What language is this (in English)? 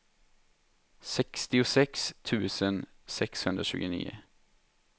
Swedish